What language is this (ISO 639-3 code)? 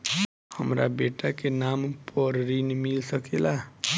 bho